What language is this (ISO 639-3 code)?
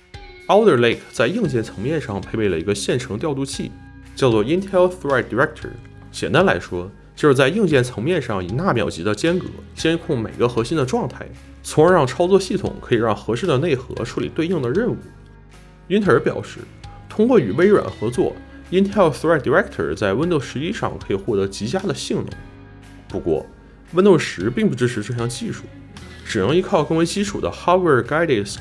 zho